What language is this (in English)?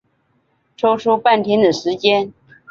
Chinese